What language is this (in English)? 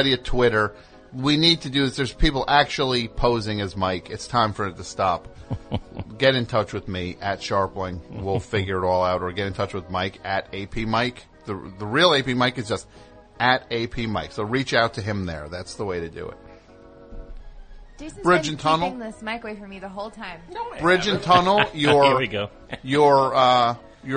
English